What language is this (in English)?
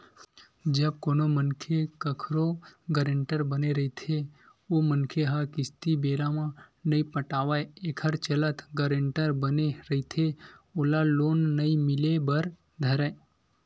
Chhattisgarhi